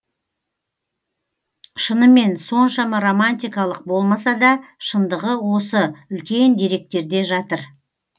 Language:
Kazakh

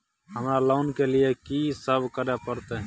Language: Maithili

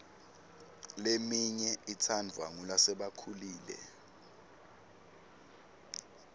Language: Swati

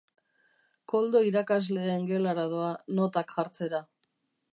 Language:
Basque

